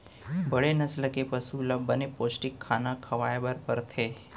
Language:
Chhattisgarhi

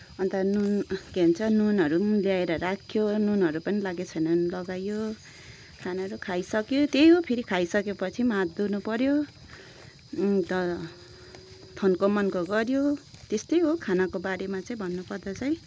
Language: Nepali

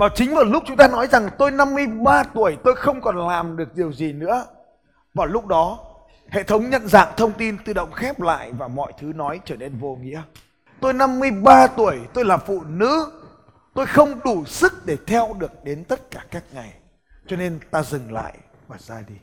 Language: Vietnamese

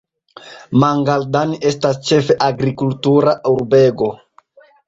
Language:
Esperanto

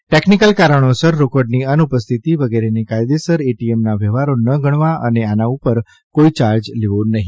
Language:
Gujarati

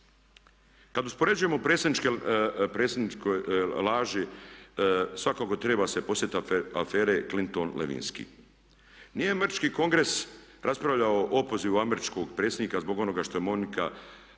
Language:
Croatian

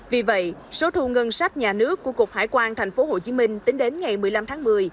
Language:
Vietnamese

